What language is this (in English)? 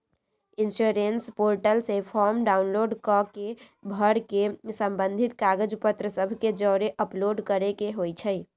Magahi